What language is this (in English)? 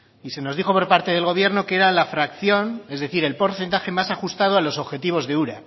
Spanish